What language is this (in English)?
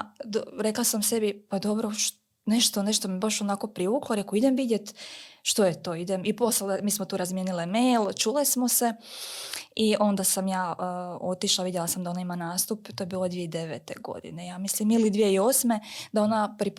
Croatian